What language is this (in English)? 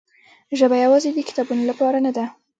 Pashto